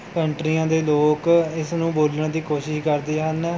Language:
Punjabi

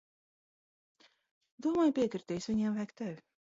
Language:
Latvian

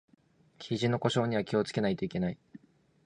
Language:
Japanese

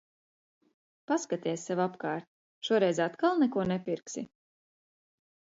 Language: Latvian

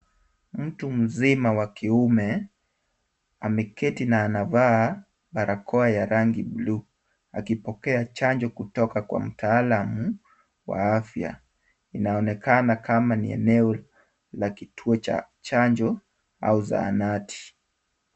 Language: Swahili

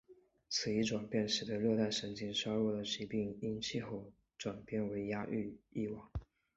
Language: Chinese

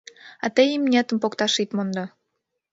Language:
Mari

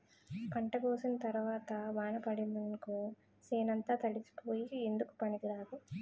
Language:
Telugu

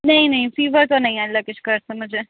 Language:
Urdu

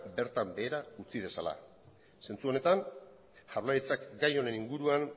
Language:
Basque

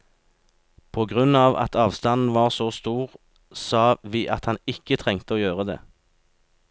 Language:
Norwegian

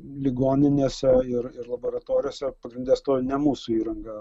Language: Lithuanian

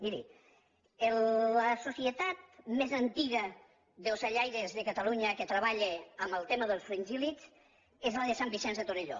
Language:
Catalan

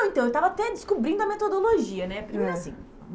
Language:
Portuguese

